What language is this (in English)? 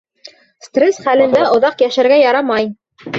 Bashkir